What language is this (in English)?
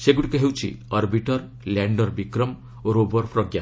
Odia